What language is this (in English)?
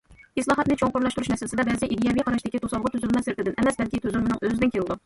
Uyghur